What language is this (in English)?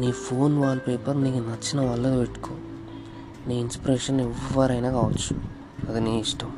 Telugu